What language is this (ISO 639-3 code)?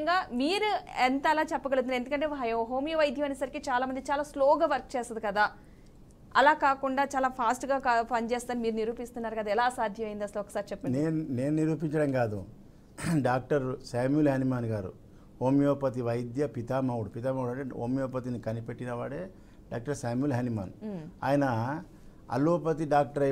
tel